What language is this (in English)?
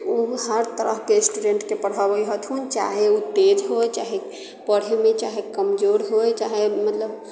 Maithili